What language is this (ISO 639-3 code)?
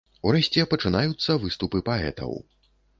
bel